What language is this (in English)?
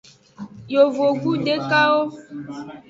Aja (Benin)